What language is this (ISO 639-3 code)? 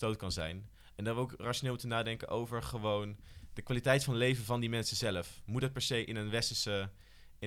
nld